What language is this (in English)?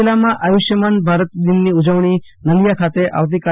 Gujarati